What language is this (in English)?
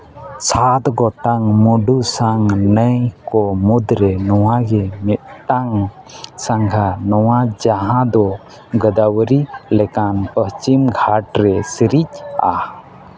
Santali